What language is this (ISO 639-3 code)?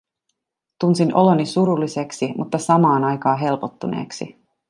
fin